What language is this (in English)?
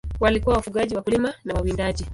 Swahili